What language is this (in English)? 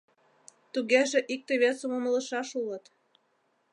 Mari